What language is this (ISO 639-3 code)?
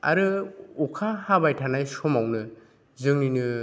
brx